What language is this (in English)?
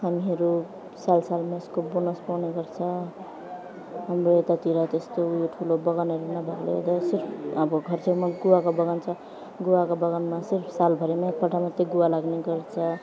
Nepali